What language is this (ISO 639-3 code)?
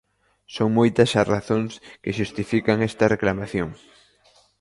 glg